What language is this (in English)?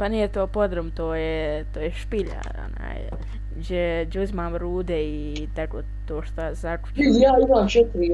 Bosnian